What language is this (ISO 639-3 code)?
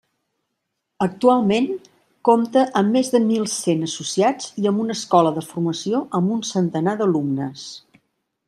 cat